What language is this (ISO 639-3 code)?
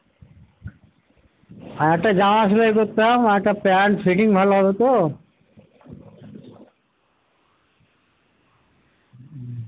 ben